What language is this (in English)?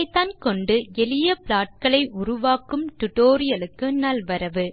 Tamil